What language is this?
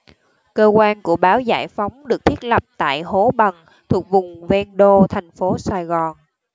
Vietnamese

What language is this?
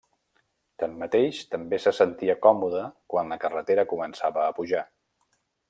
Catalan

